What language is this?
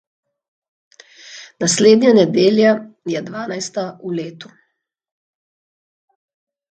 Slovenian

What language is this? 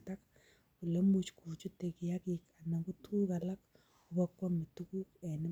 Kalenjin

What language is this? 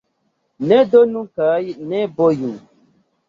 Esperanto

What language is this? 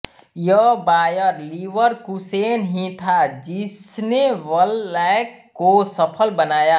Hindi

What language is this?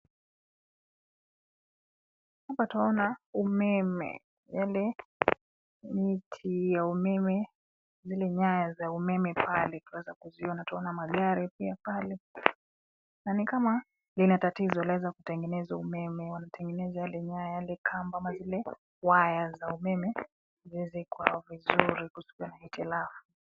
Swahili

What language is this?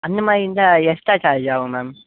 Tamil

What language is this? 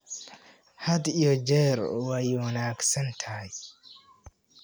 Somali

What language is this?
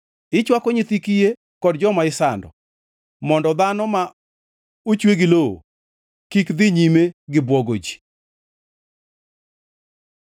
Luo (Kenya and Tanzania)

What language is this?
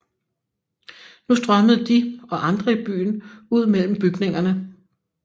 Danish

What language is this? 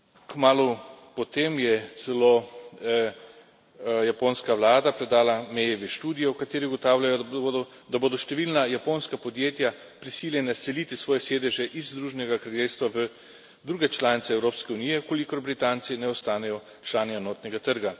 Slovenian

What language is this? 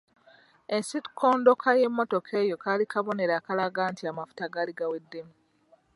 Ganda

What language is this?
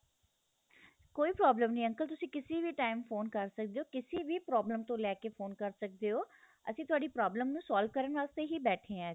Punjabi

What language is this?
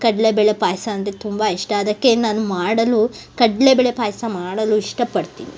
Kannada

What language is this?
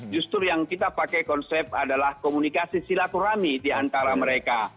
Indonesian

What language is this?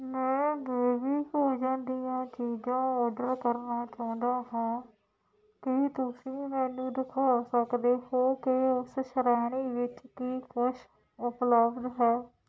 Punjabi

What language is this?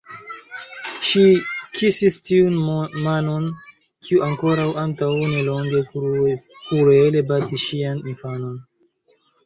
Esperanto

